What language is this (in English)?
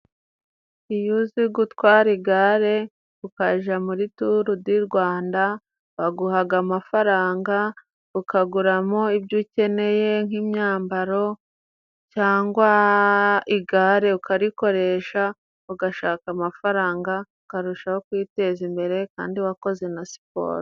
Kinyarwanda